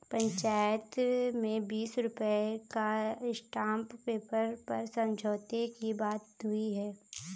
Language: Hindi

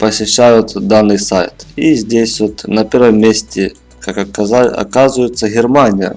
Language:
Russian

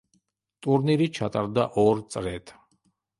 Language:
Georgian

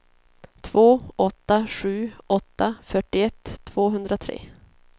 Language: Swedish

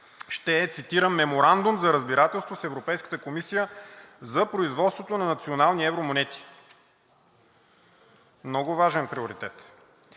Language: Bulgarian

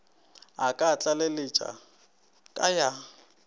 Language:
Northern Sotho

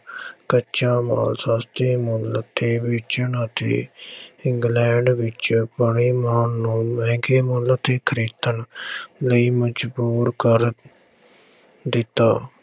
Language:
Punjabi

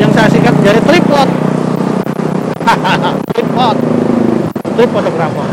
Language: Indonesian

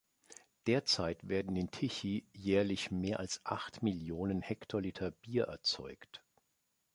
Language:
German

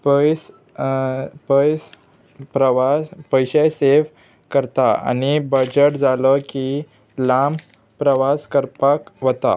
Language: Konkani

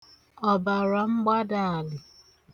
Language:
Igbo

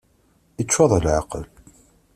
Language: Kabyle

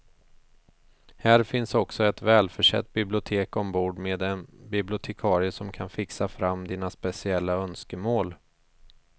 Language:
Swedish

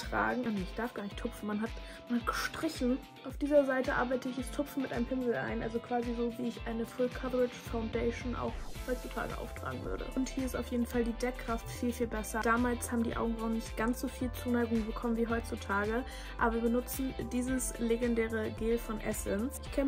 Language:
German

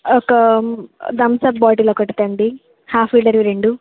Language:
Telugu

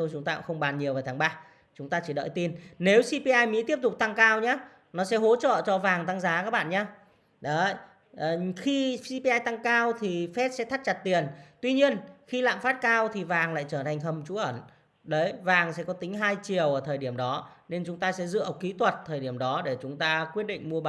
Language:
Vietnamese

